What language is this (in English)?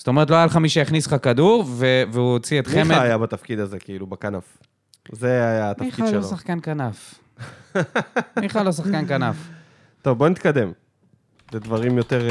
Hebrew